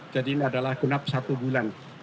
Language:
Indonesian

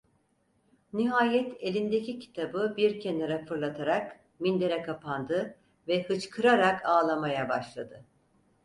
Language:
Turkish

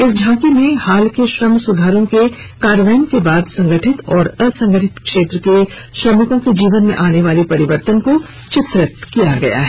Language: Hindi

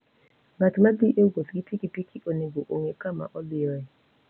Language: Luo (Kenya and Tanzania)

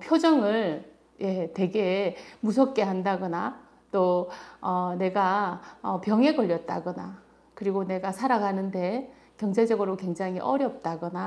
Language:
Korean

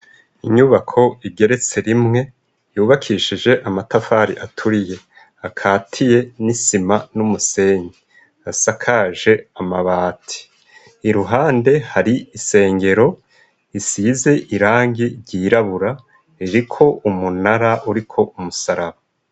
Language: Rundi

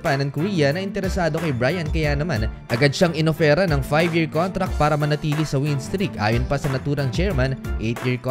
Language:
Filipino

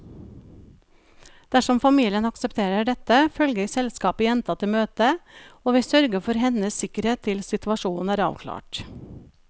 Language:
Norwegian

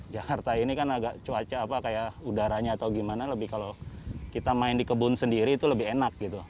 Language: Indonesian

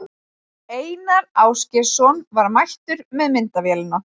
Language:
Icelandic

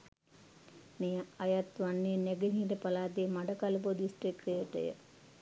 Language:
Sinhala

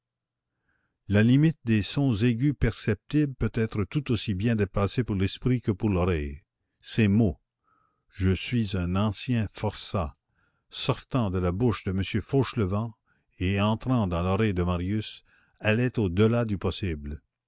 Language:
French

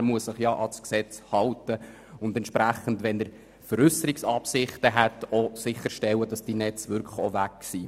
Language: Swiss German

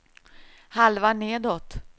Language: Swedish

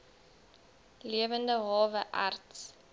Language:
Afrikaans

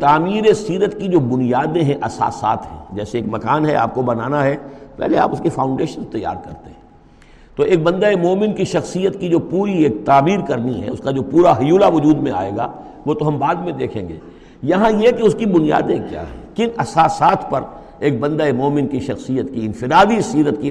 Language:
Urdu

